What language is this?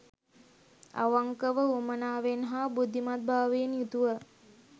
Sinhala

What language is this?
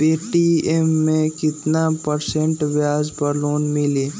Magahi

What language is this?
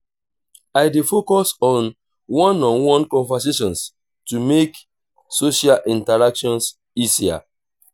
Nigerian Pidgin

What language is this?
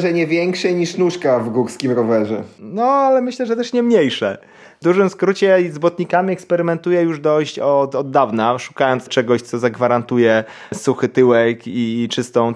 Polish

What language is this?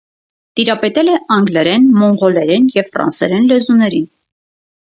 Armenian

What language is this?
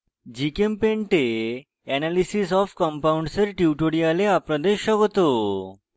Bangla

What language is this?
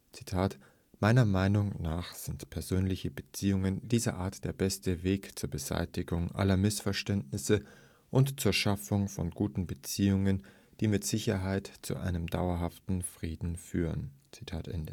German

